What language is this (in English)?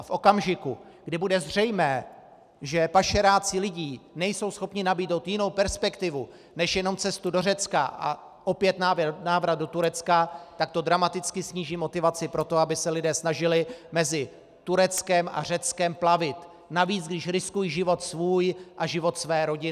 Czech